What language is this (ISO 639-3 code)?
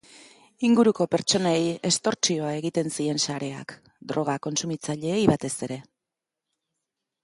eus